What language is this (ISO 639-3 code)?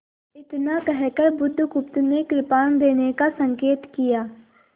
hin